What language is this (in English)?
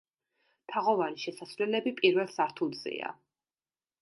Georgian